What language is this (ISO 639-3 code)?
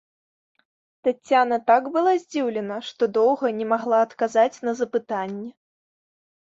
bel